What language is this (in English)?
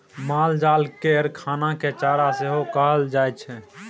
Maithili